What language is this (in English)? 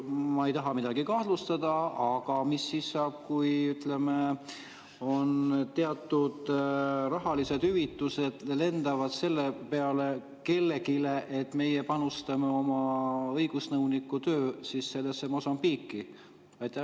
Estonian